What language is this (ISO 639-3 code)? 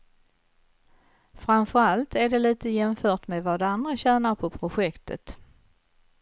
swe